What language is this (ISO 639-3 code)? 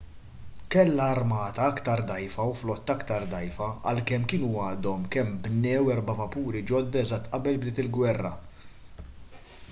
mlt